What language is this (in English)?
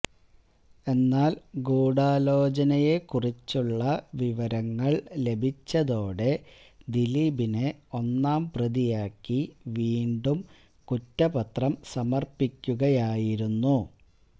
Malayalam